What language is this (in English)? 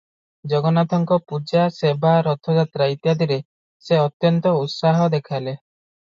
Odia